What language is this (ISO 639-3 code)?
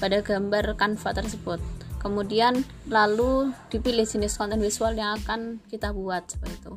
ind